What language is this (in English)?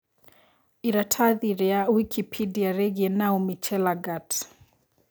Kikuyu